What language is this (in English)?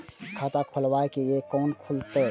Maithili